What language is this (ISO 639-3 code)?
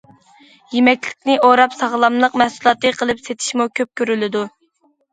uig